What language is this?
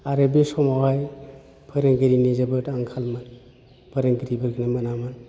Bodo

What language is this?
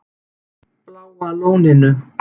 Icelandic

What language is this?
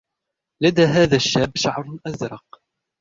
Arabic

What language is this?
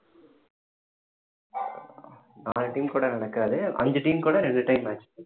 Tamil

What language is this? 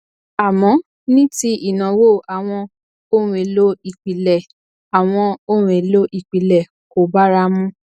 Yoruba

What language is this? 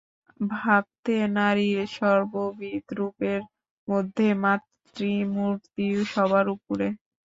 Bangla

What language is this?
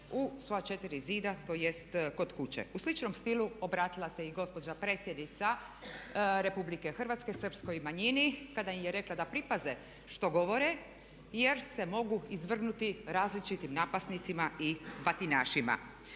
Croatian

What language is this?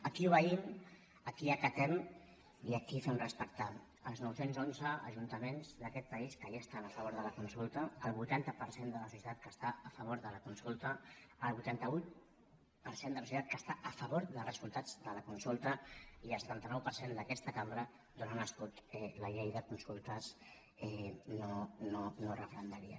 Catalan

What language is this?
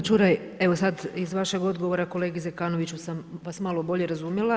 Croatian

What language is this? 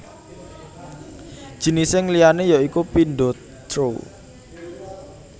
Javanese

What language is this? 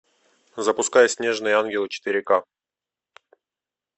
Russian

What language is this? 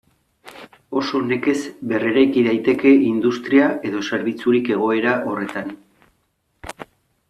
Basque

